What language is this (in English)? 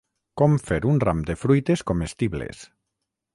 Catalan